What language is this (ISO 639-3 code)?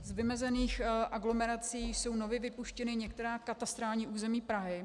ces